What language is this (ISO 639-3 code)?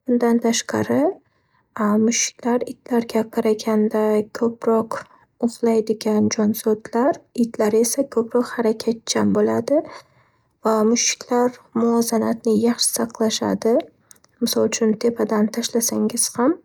uzb